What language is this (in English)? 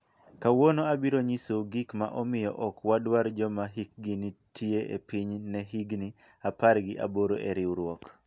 Luo (Kenya and Tanzania)